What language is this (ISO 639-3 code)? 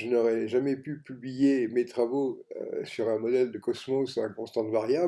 fra